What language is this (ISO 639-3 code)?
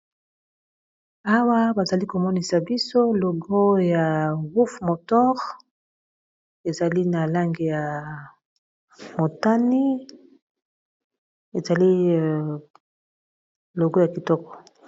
lin